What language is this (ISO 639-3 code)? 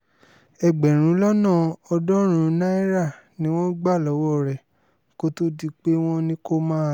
yor